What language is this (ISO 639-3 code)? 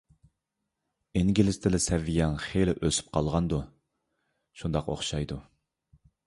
uig